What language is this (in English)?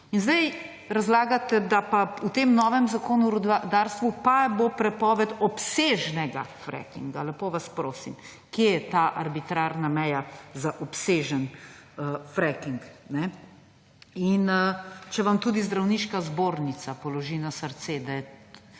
Slovenian